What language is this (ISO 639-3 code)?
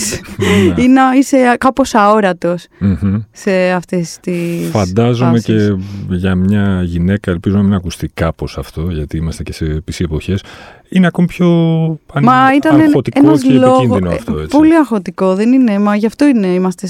ell